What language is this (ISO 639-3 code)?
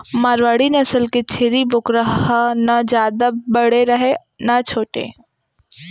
hne